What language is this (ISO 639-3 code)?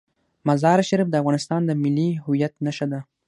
pus